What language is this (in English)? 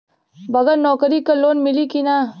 Bhojpuri